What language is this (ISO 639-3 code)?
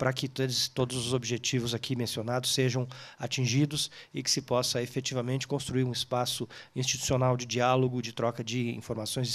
por